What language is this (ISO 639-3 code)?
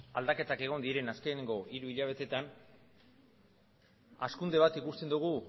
eus